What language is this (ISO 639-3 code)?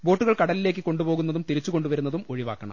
mal